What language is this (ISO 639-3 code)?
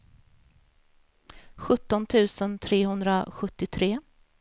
swe